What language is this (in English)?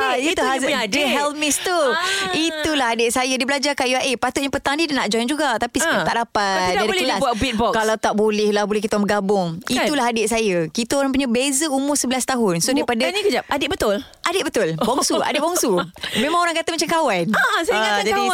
Malay